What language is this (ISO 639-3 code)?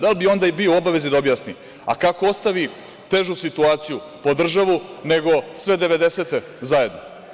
srp